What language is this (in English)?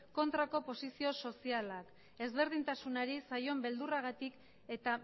Basque